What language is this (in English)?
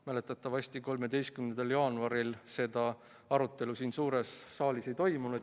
Estonian